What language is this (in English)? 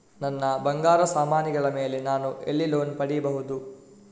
Kannada